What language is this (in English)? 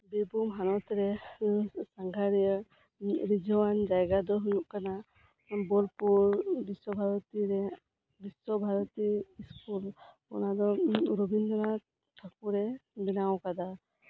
Santali